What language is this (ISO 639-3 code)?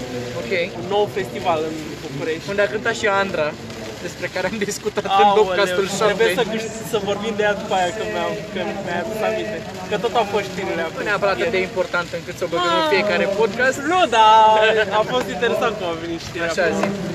ron